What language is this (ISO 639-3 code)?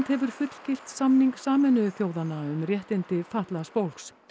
isl